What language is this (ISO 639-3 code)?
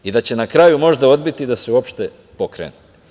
srp